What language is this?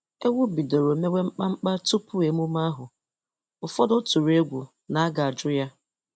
Igbo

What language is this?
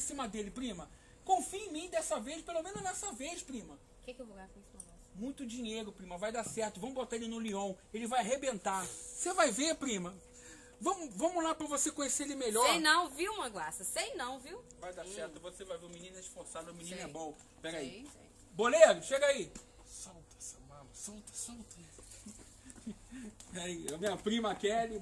Portuguese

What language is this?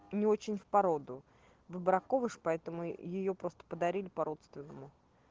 Russian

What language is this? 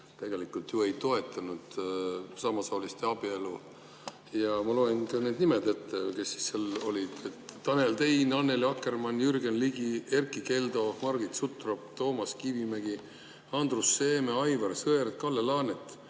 Estonian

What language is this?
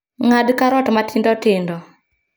Luo (Kenya and Tanzania)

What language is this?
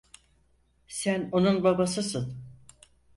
Turkish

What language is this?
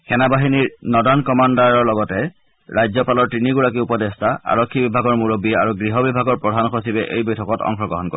Assamese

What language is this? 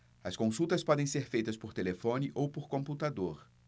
Portuguese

